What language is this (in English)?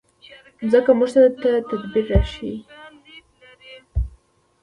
Pashto